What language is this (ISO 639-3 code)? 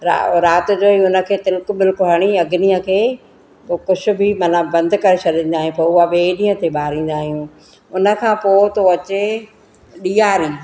snd